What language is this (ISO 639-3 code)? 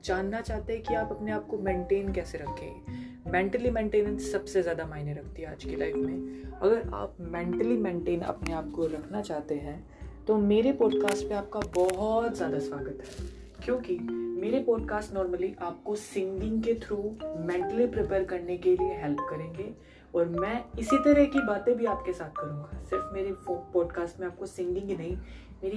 hin